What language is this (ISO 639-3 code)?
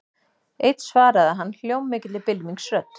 isl